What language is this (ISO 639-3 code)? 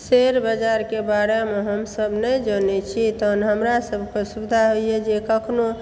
mai